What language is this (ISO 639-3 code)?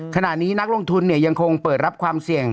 tha